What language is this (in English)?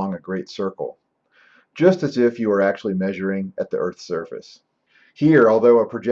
English